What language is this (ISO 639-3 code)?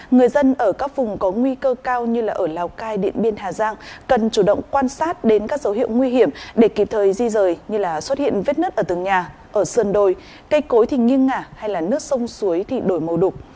vie